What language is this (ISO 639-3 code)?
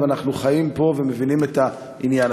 heb